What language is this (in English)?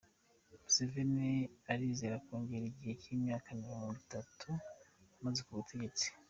Kinyarwanda